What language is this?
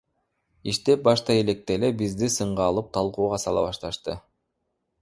Kyrgyz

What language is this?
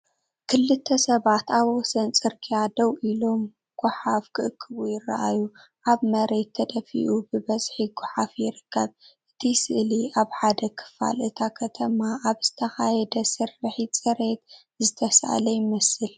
Tigrinya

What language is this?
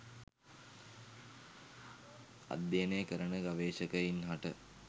Sinhala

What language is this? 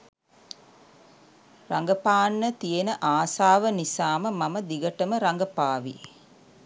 Sinhala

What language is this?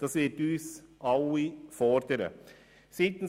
Swiss German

